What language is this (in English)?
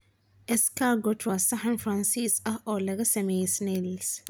Somali